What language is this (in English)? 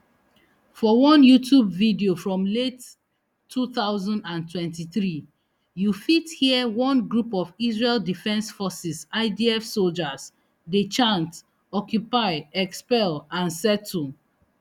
Nigerian Pidgin